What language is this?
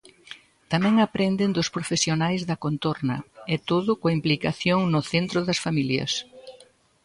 Galician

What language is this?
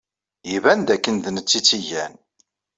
Kabyle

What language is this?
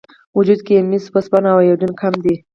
Pashto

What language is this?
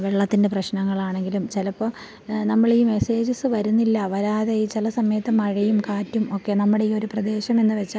Malayalam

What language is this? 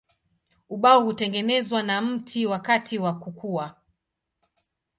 Swahili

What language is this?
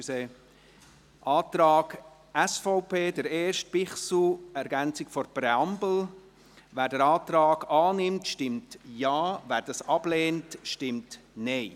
Swiss German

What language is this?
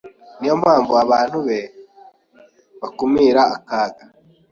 Kinyarwanda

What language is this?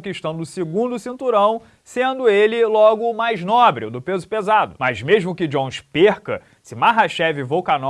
Portuguese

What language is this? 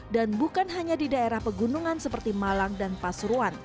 Indonesian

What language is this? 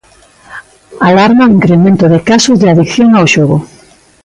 Galician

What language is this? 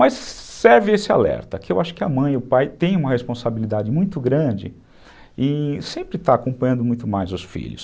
Portuguese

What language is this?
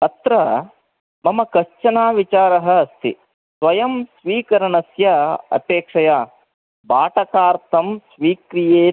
Sanskrit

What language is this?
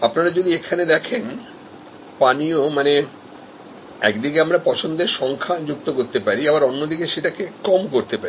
Bangla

